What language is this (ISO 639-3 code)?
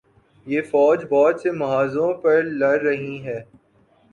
urd